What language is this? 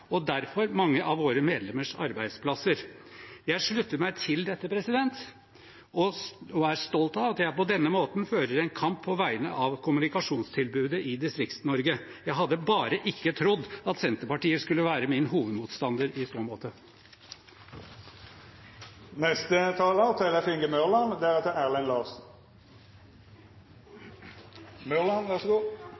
Norwegian Bokmål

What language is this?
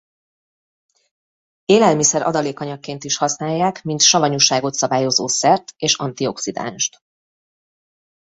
Hungarian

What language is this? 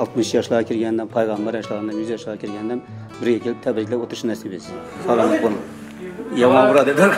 Turkish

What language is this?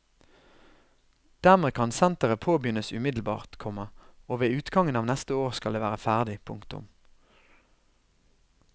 Norwegian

